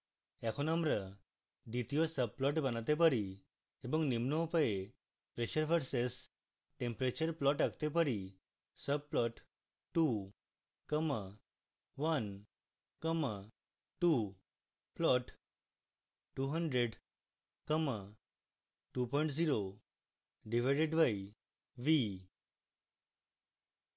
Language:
Bangla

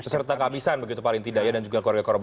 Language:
Indonesian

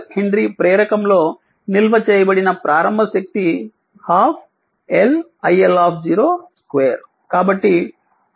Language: Telugu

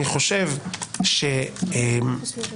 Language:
Hebrew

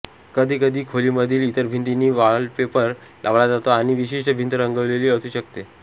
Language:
Marathi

